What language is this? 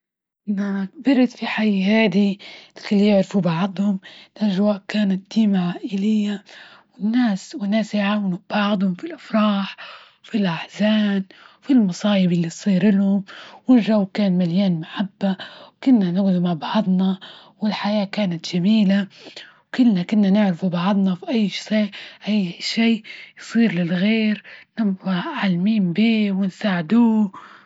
Libyan Arabic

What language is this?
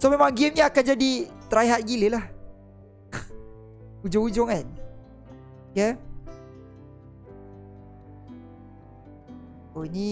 Malay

